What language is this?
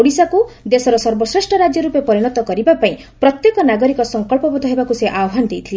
Odia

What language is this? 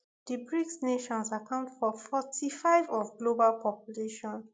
Nigerian Pidgin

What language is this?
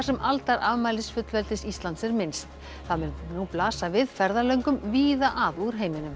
Icelandic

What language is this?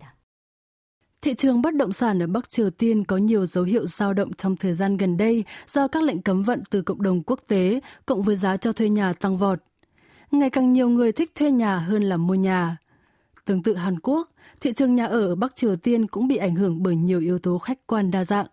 Vietnamese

